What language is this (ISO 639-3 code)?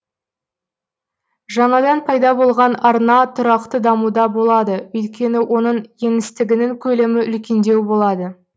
kaz